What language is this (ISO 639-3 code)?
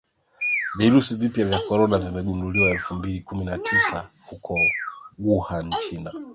swa